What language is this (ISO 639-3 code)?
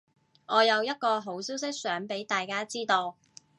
yue